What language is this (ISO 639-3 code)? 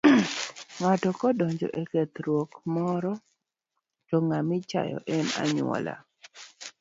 luo